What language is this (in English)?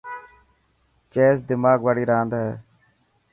Dhatki